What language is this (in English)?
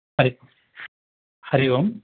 Sanskrit